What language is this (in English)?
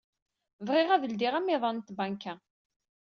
Kabyle